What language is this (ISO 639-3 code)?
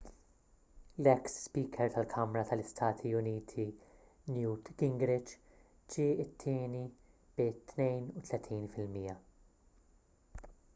mlt